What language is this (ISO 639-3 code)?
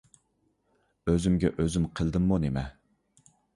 uig